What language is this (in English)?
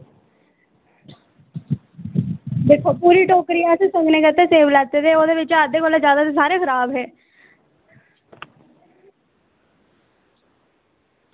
Dogri